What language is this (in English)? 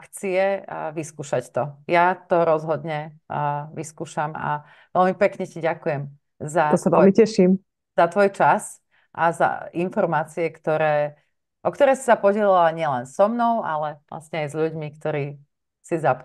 Slovak